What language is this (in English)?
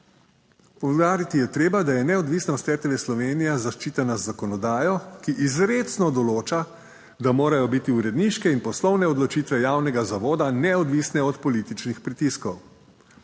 Slovenian